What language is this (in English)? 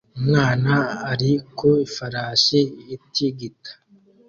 Kinyarwanda